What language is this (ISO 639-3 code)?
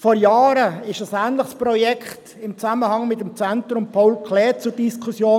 gsw